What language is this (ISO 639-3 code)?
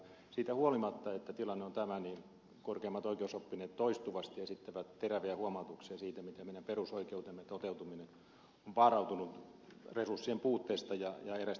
fin